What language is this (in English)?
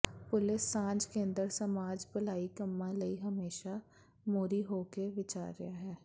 Punjabi